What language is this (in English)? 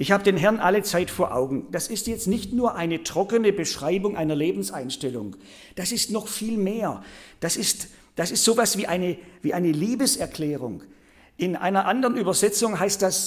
German